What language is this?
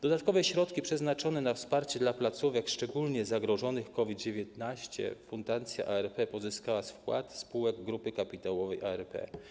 Polish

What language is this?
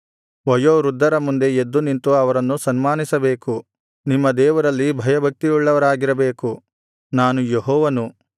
Kannada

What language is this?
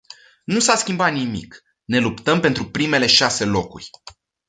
Romanian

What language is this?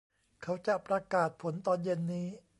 Thai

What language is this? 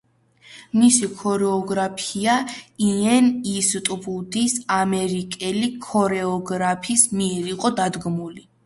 Georgian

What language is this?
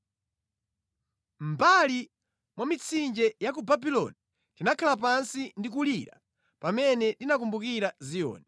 Nyanja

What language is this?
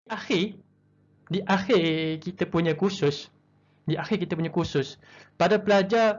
Malay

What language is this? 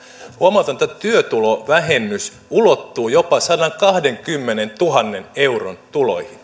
Finnish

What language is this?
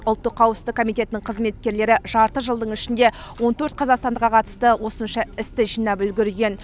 Kazakh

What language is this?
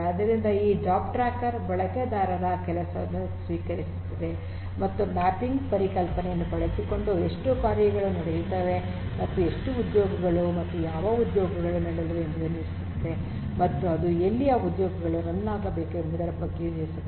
Kannada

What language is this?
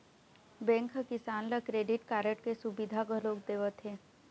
Chhattisgarhi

